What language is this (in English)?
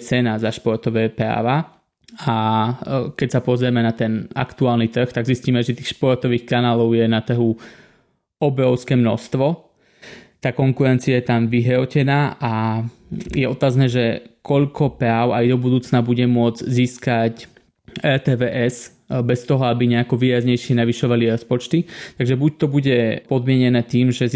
Slovak